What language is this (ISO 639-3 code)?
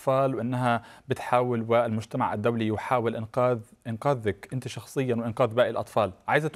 ara